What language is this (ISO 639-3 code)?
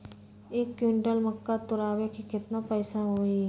mag